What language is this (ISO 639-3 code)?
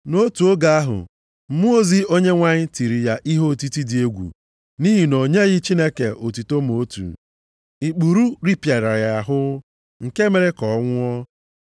ibo